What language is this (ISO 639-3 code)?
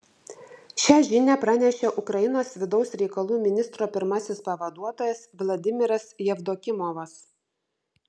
lit